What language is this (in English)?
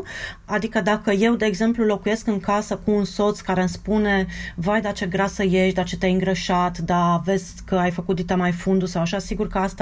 Romanian